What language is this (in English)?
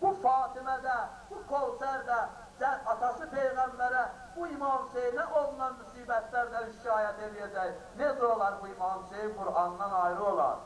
Turkish